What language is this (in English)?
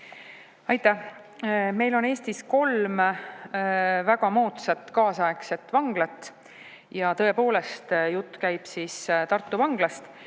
Estonian